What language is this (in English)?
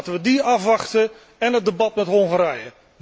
Dutch